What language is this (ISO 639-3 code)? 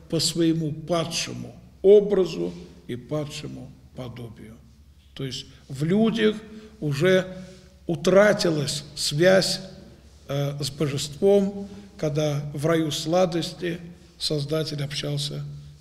rus